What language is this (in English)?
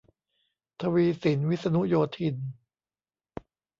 Thai